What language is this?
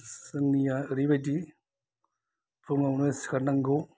Bodo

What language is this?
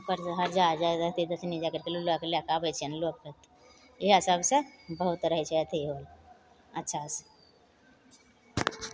Maithili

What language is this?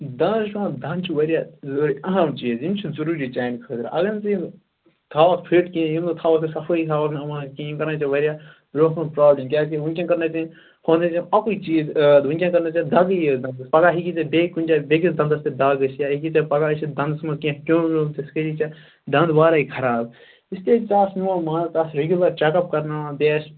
Kashmiri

